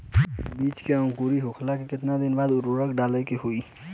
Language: Bhojpuri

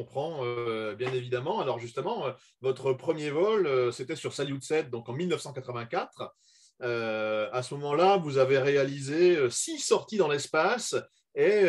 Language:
French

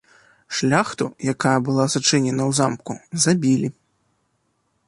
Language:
Belarusian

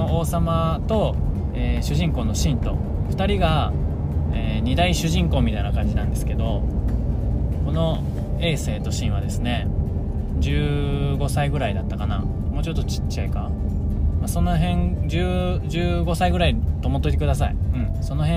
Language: Japanese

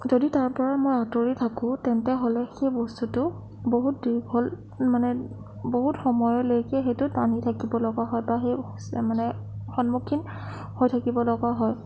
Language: Assamese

